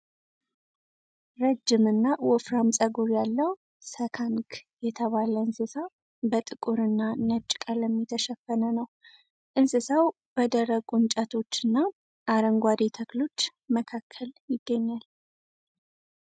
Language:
Amharic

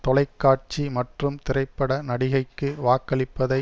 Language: Tamil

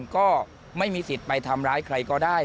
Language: Thai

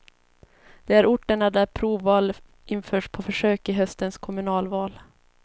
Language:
Swedish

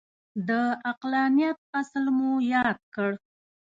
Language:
Pashto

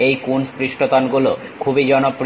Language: Bangla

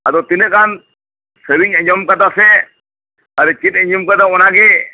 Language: Santali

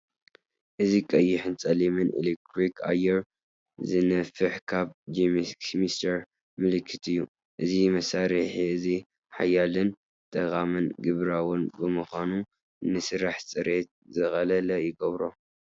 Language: Tigrinya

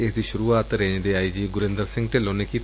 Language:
Punjabi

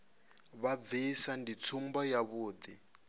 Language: Venda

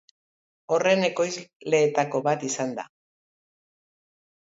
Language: Basque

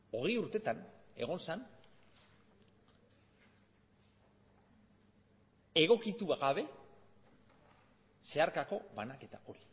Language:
Basque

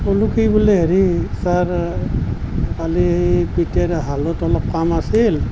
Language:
Assamese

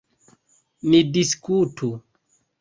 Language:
Esperanto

